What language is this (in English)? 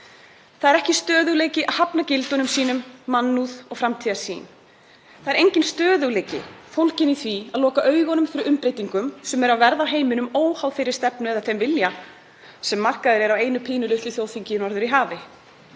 Icelandic